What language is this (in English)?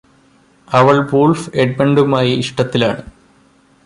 Malayalam